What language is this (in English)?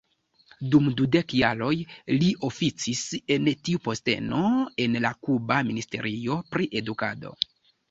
Esperanto